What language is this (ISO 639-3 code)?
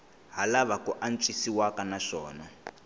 tso